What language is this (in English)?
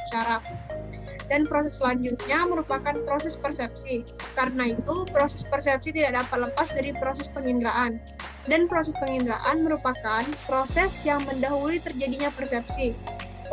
Indonesian